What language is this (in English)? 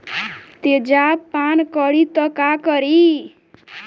Bhojpuri